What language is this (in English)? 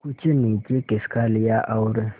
Hindi